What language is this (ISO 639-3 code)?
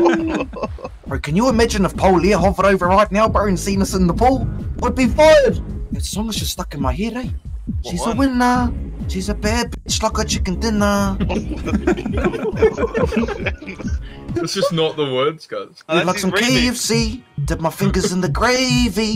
eng